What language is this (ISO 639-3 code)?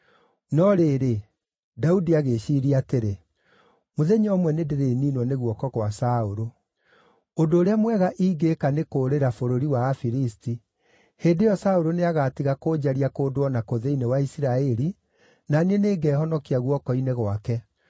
kik